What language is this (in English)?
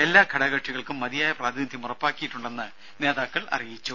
Malayalam